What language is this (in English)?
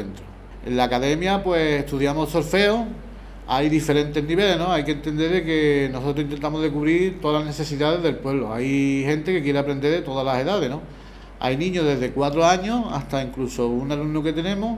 Spanish